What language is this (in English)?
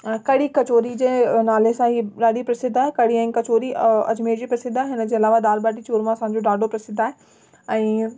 Sindhi